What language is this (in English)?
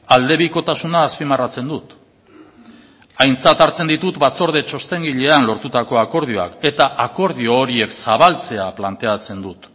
Basque